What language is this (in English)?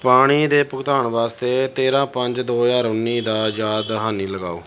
Punjabi